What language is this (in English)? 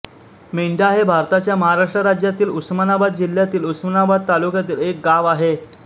Marathi